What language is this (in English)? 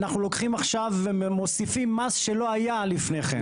Hebrew